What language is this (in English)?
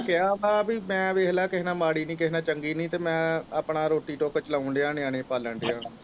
Punjabi